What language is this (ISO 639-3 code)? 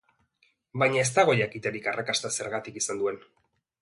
eus